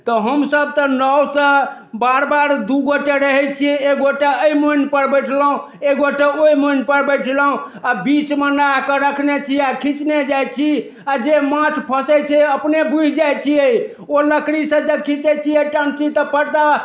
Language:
Maithili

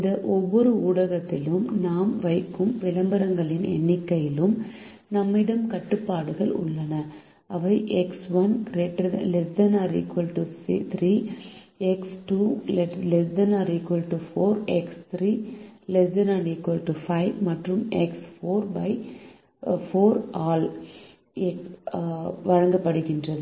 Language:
Tamil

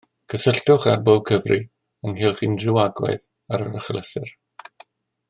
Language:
Welsh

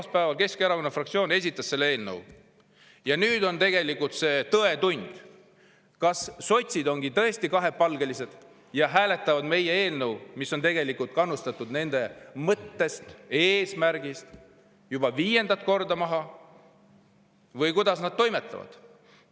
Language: Estonian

